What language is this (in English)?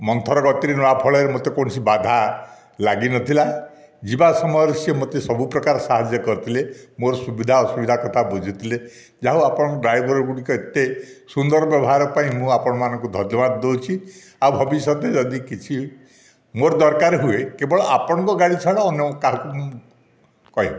Odia